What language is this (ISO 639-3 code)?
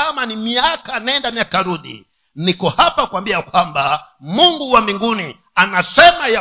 swa